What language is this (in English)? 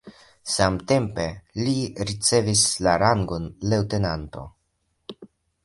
Esperanto